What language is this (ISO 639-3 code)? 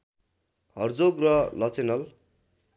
nep